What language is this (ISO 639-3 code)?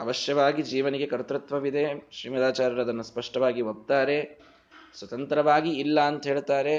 kan